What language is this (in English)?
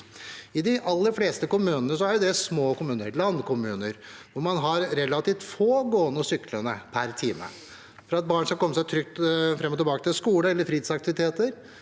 Norwegian